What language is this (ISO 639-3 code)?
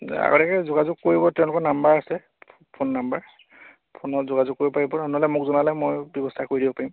asm